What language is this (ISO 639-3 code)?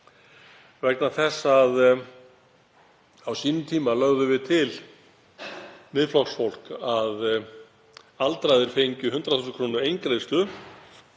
isl